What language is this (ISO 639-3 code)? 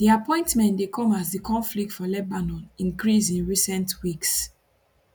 pcm